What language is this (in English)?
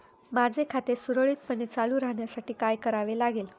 Marathi